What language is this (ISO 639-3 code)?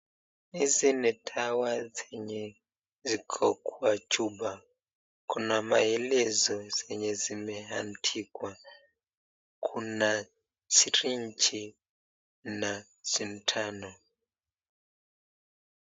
swa